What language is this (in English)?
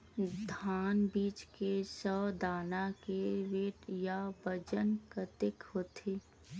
Chhattisgarhi